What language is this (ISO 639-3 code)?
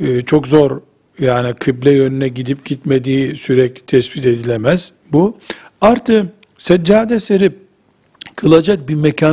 tur